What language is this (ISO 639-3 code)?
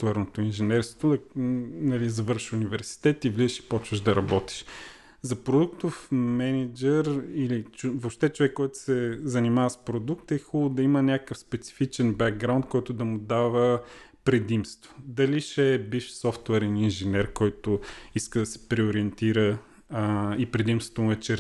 bul